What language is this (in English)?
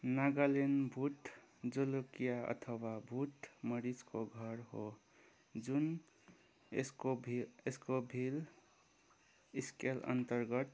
Nepali